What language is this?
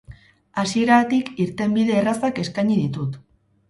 Basque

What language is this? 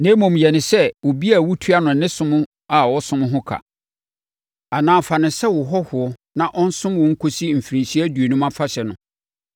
Akan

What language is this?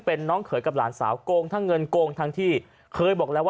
Thai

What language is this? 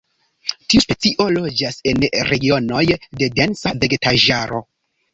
Esperanto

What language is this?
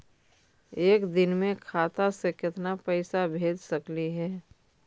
Magahi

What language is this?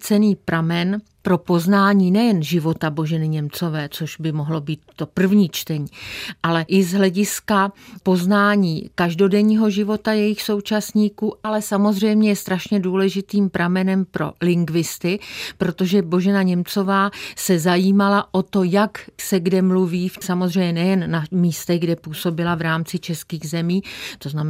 Czech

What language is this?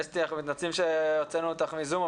Hebrew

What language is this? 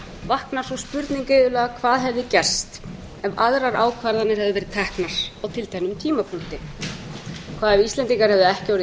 Icelandic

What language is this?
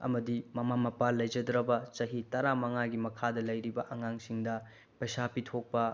Manipuri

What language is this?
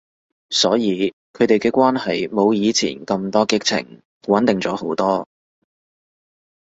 Cantonese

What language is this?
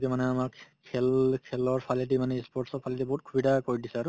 Assamese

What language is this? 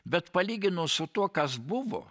Lithuanian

